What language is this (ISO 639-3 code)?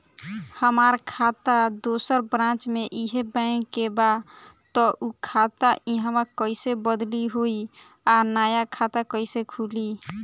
bho